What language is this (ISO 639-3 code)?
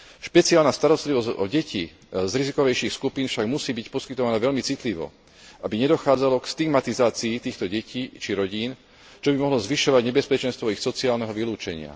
slk